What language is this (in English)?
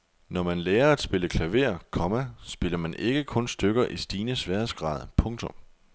Danish